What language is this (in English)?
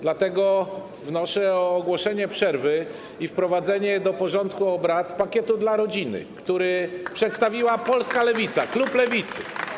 Polish